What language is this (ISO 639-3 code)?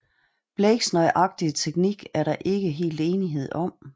dan